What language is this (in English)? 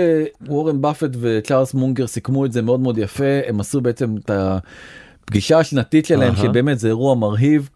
Hebrew